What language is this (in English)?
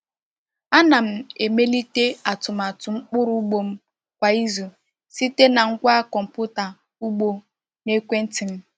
Igbo